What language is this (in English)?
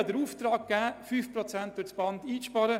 Swiss German